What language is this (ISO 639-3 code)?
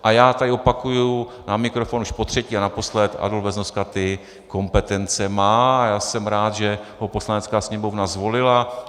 ces